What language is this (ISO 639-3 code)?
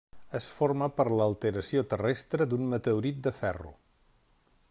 cat